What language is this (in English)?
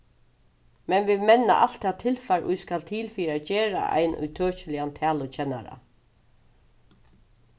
Faroese